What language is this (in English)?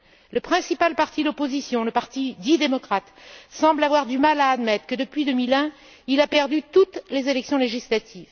French